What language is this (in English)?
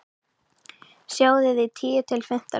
Icelandic